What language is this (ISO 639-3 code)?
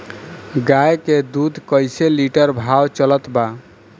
bho